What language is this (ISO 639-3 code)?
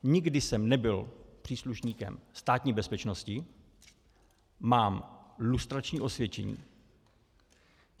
ces